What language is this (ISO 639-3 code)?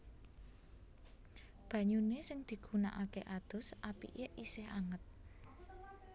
jav